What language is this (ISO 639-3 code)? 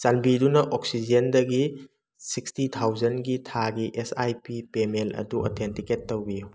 mni